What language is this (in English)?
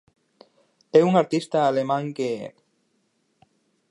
Galician